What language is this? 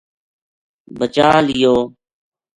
Gujari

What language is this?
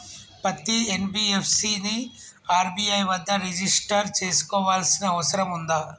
Telugu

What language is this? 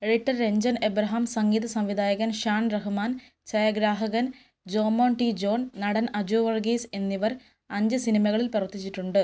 Malayalam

